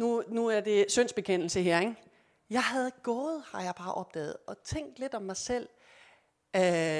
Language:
Danish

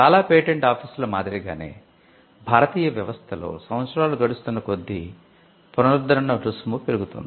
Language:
Telugu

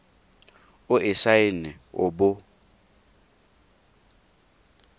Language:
Tswana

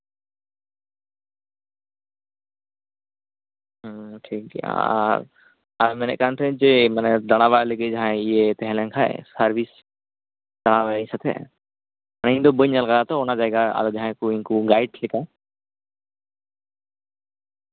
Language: Santali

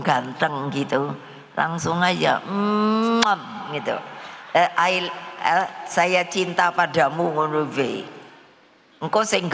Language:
Indonesian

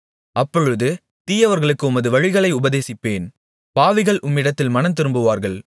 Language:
Tamil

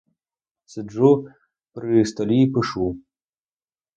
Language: Ukrainian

